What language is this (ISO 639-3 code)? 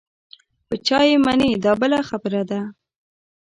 pus